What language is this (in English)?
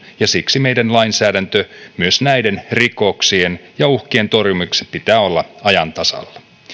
Finnish